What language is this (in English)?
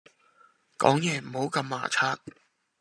Cantonese